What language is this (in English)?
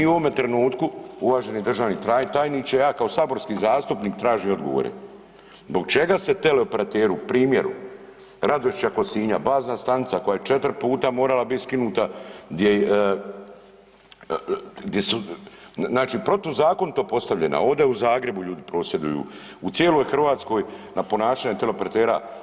Croatian